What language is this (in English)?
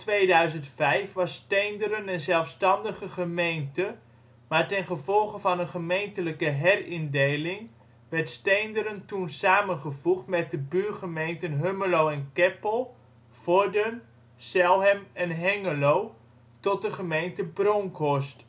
Dutch